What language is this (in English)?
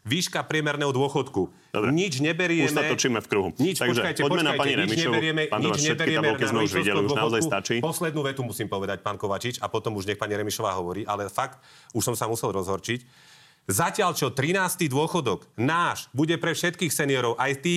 Slovak